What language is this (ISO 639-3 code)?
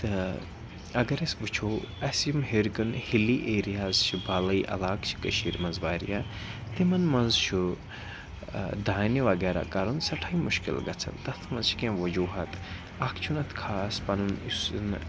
kas